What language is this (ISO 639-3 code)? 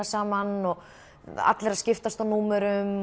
isl